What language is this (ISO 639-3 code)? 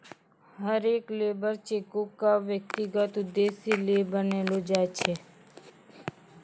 mai